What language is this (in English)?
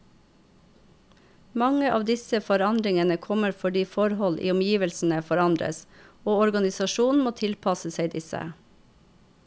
Norwegian